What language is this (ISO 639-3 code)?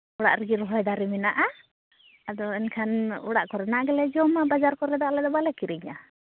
sat